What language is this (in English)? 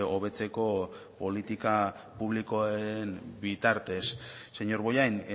Basque